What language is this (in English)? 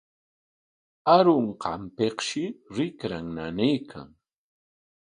Corongo Ancash Quechua